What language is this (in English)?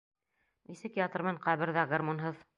Bashkir